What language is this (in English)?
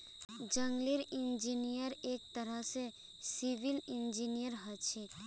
Magahi